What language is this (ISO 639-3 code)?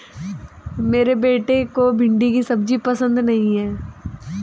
hin